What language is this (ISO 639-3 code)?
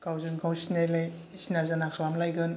brx